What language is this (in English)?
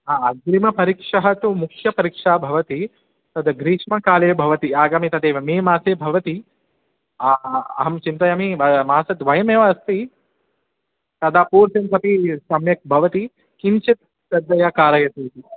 Sanskrit